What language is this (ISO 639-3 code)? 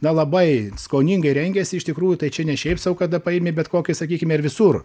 lit